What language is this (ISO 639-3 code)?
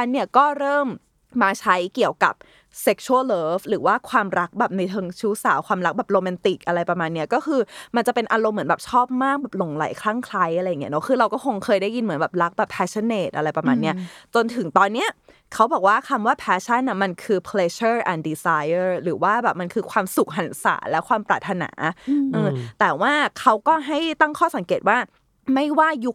tha